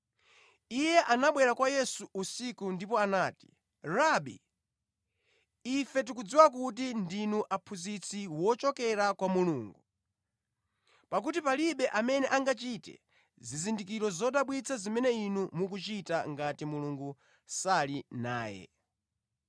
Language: Nyanja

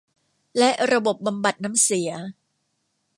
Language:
Thai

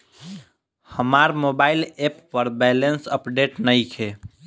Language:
Bhojpuri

